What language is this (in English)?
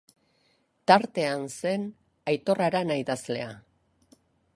Basque